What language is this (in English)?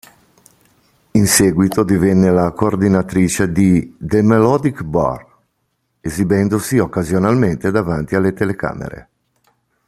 Italian